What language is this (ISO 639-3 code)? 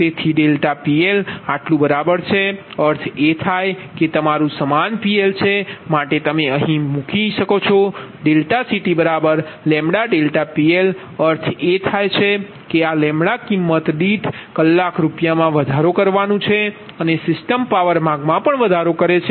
guj